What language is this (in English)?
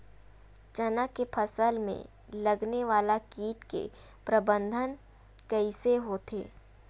Chhattisgarhi